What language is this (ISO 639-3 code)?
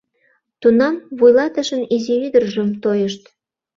chm